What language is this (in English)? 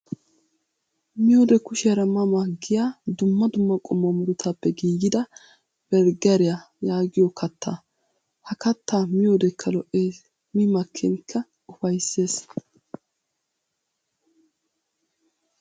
Wolaytta